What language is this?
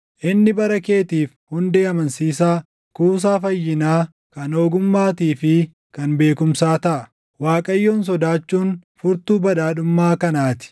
Oromo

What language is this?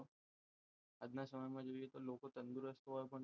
Gujarati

